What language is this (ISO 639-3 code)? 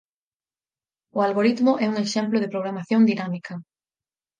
glg